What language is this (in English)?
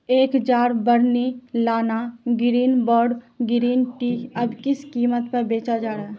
Urdu